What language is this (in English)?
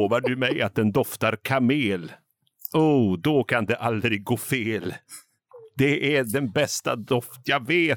Swedish